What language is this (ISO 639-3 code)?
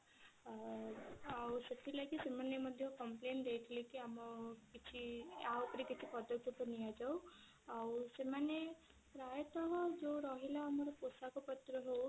ori